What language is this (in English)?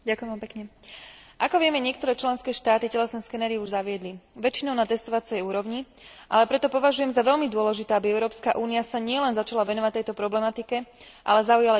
Slovak